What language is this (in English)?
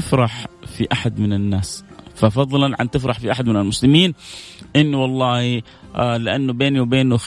Arabic